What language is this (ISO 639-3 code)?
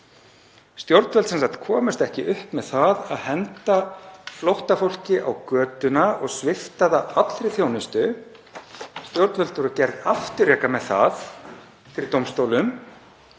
isl